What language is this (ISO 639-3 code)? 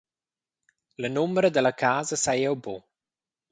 roh